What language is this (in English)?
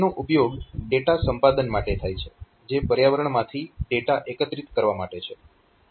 Gujarati